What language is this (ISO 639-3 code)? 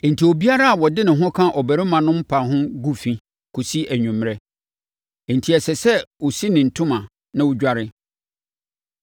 aka